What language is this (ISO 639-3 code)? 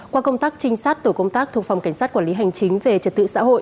vie